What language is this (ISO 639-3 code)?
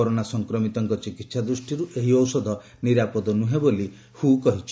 ori